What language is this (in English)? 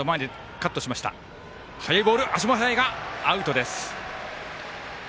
Japanese